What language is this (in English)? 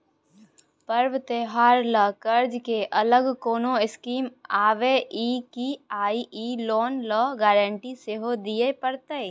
Maithili